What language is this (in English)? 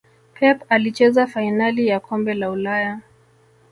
Swahili